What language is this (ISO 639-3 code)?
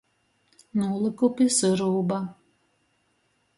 ltg